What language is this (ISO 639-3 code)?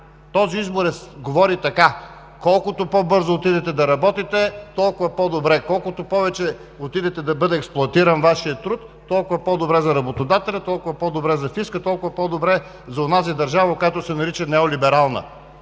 bul